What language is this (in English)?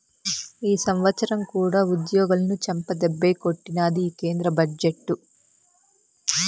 Telugu